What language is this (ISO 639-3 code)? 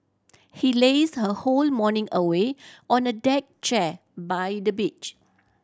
eng